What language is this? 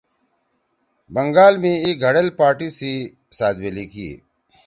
Torwali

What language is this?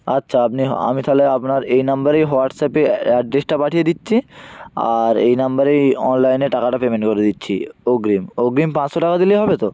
Bangla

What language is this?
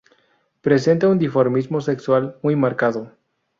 Spanish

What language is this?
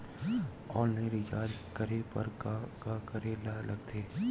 Chhattisgarhi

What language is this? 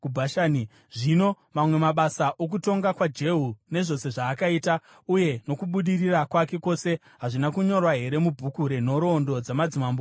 Shona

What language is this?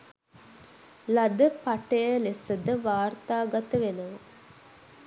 Sinhala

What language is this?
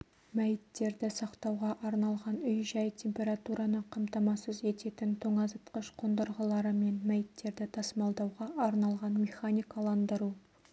Kazakh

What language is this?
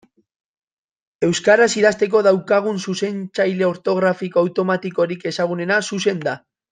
Basque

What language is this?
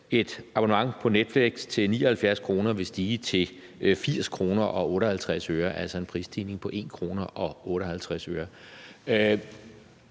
Danish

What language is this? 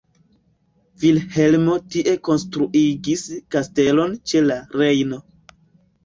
Esperanto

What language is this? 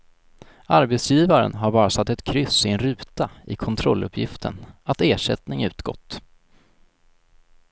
Swedish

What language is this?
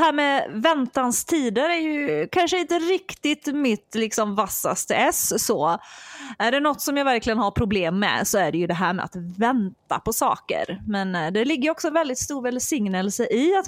Swedish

